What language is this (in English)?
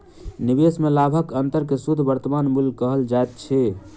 Maithili